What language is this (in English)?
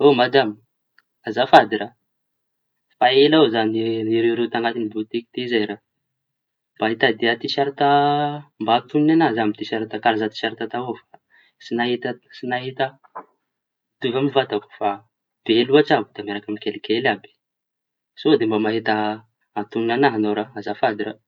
Tanosy Malagasy